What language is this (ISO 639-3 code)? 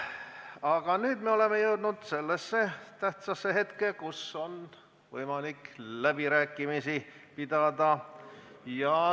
est